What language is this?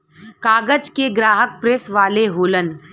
Bhojpuri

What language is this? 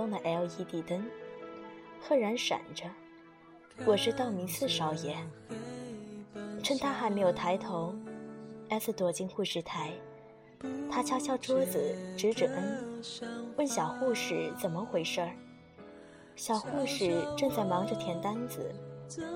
Chinese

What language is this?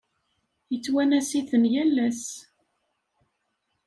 Kabyle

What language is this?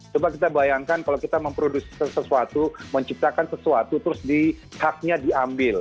Indonesian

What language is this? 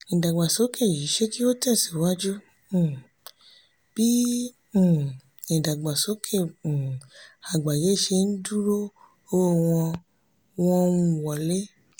Yoruba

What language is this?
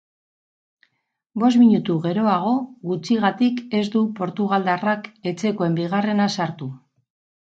Basque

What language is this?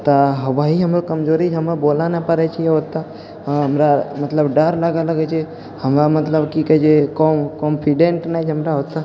Maithili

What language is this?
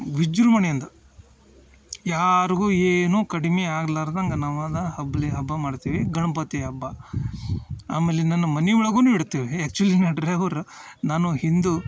Kannada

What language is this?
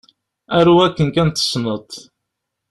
Kabyle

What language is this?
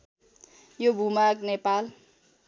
Nepali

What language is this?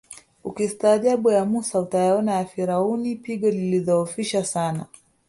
Swahili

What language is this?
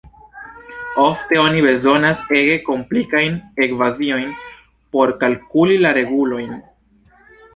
Esperanto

